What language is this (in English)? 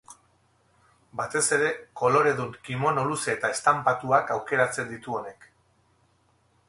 Basque